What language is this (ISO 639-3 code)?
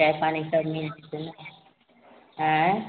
mai